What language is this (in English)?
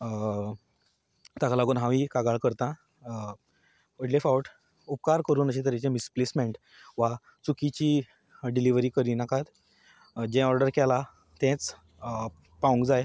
Konkani